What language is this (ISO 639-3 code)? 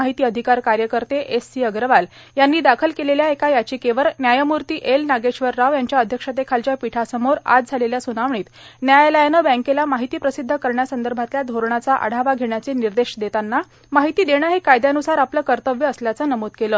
mar